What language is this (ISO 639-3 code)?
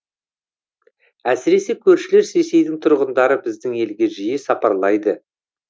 kaz